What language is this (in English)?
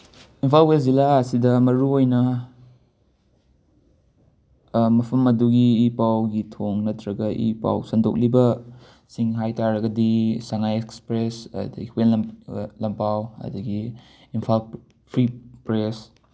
Manipuri